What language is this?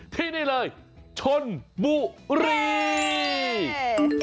Thai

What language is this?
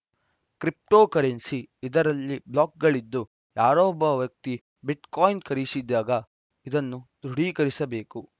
Kannada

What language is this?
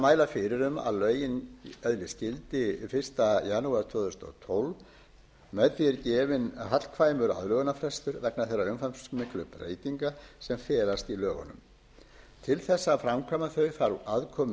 Icelandic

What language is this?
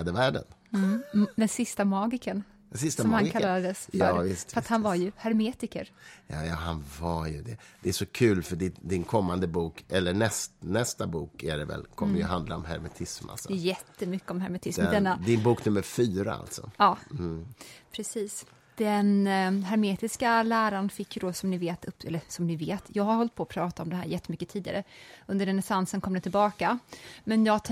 Swedish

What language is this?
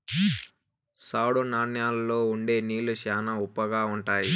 Telugu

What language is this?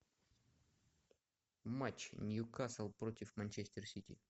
Russian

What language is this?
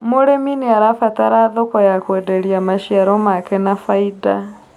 Kikuyu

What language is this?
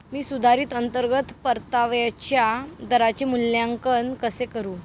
Marathi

